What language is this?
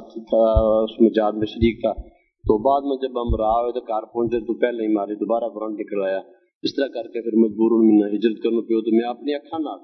Urdu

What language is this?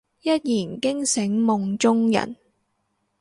Cantonese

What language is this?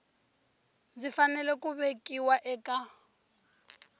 Tsonga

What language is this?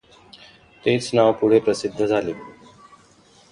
Marathi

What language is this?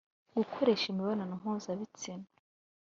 Kinyarwanda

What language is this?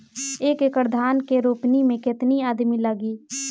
Bhojpuri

